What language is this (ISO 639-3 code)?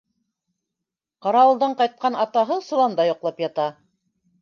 bak